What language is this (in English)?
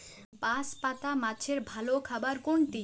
Bangla